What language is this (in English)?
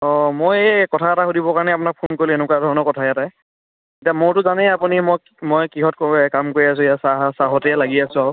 Assamese